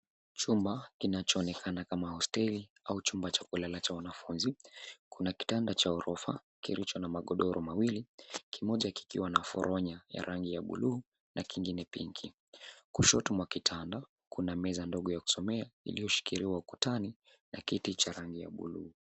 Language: Swahili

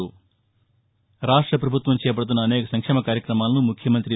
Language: Telugu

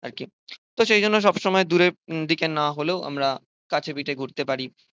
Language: Bangla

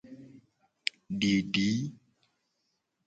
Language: Gen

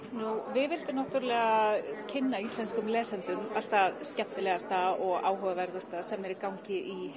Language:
Icelandic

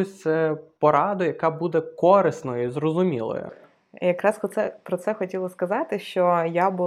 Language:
Ukrainian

